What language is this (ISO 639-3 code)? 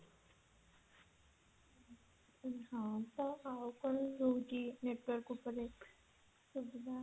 ori